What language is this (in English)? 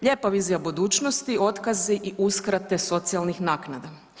Croatian